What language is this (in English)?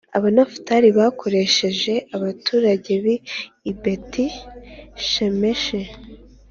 Kinyarwanda